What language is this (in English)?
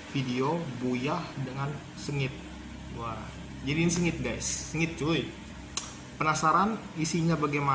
Indonesian